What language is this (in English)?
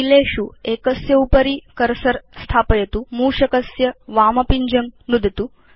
Sanskrit